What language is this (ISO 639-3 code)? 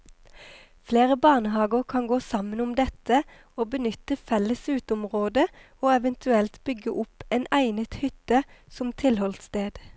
nor